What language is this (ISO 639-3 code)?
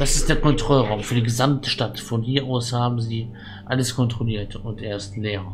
deu